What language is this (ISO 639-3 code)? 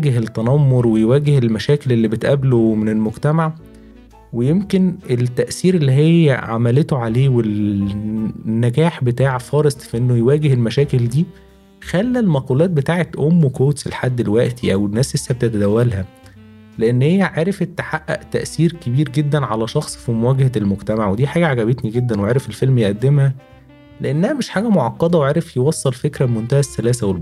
ara